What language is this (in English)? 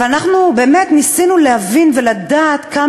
Hebrew